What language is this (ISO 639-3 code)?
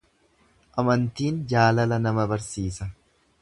orm